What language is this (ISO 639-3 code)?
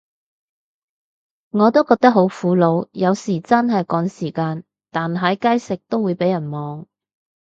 yue